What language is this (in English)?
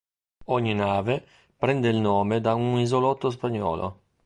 Italian